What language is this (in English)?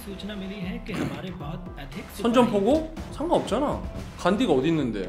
Korean